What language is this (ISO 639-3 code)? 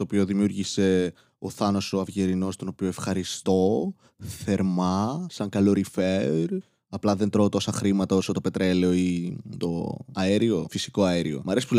ell